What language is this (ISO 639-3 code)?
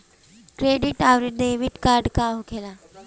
bho